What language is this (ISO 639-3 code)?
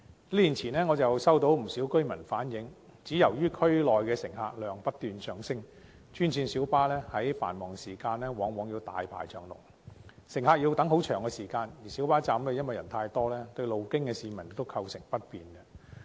yue